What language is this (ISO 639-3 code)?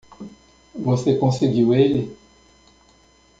por